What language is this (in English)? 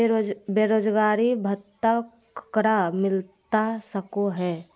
Magahi